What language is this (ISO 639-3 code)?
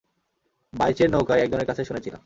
ben